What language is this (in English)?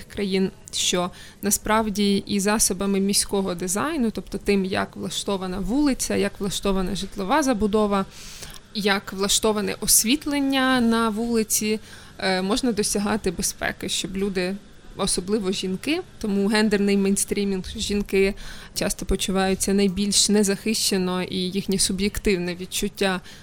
Ukrainian